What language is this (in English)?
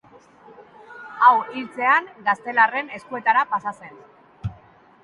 Basque